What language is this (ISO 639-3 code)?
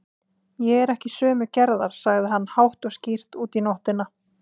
isl